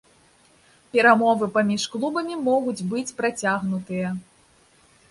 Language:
Belarusian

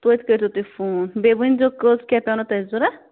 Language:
Kashmiri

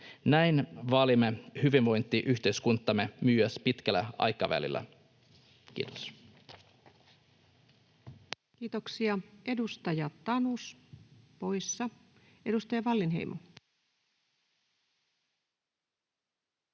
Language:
Finnish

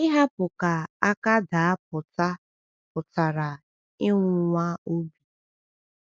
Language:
Igbo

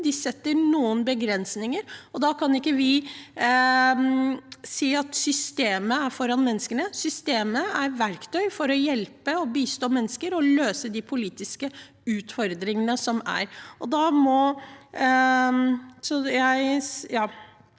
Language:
Norwegian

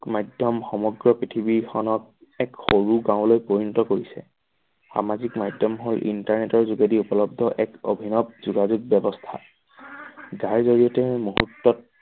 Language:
Assamese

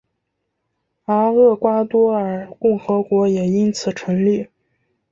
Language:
Chinese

